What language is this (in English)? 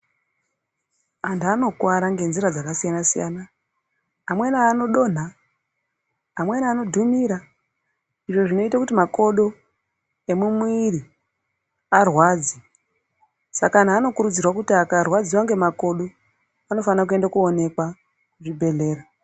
Ndau